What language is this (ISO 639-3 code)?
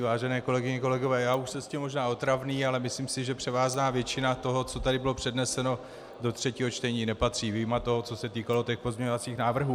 ces